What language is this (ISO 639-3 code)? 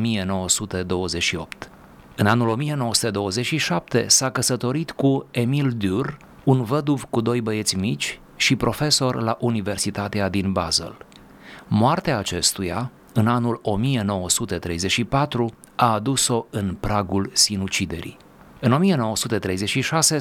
ron